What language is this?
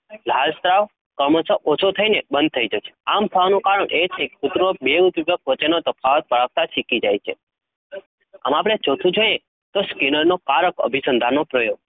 Gujarati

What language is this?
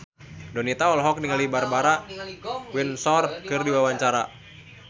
Sundanese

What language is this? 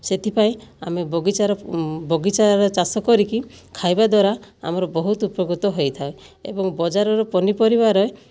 Odia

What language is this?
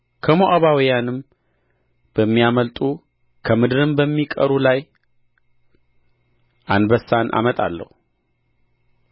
Amharic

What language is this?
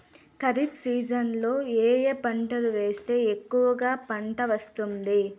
Telugu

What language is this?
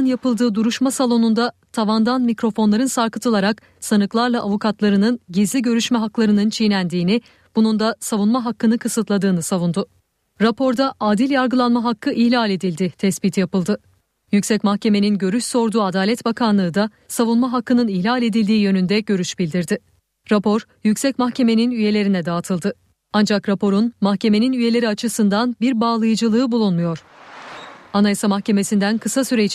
Turkish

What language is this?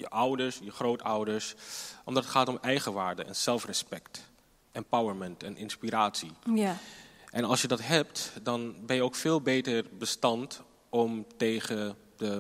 Dutch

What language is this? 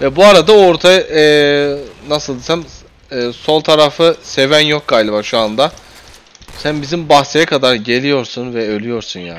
Turkish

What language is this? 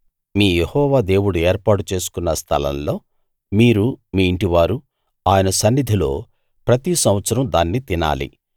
Telugu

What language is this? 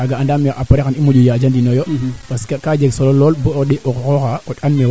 Serer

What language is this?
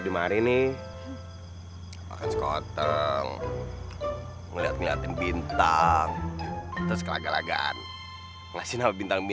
Indonesian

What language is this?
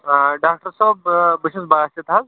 Kashmiri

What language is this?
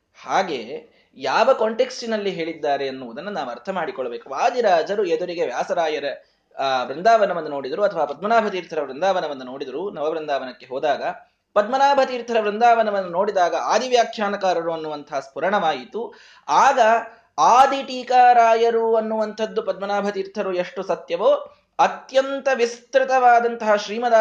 Kannada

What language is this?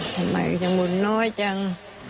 Thai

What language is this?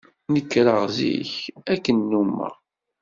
Kabyle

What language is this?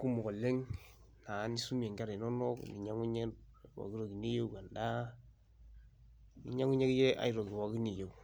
Masai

